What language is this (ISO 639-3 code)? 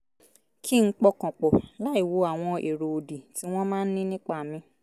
yor